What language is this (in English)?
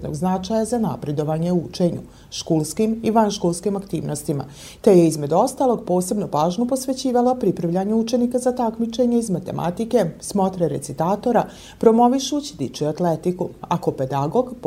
Croatian